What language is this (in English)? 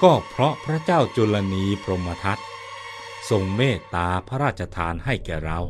Thai